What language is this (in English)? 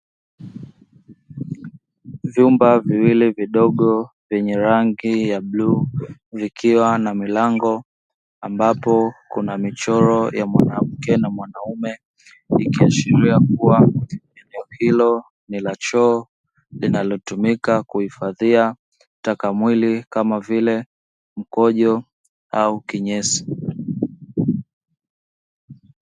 Swahili